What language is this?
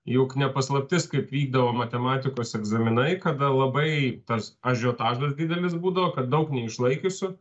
Lithuanian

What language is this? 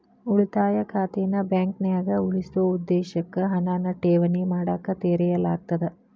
Kannada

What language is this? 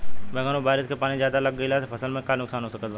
Bhojpuri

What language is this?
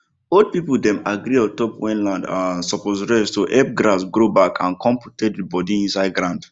Nigerian Pidgin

